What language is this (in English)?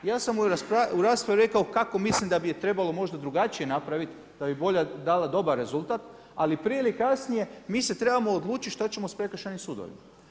Croatian